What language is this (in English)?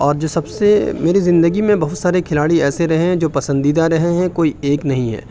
Urdu